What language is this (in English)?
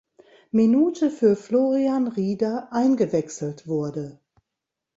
German